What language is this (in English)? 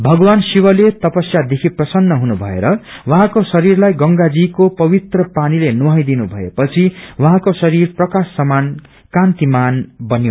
Nepali